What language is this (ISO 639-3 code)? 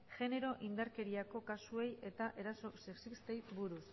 eus